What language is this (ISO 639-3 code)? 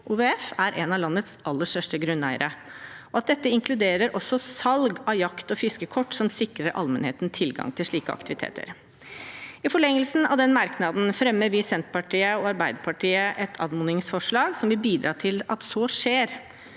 nor